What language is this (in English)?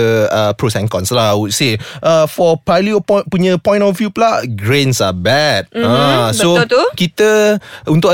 Malay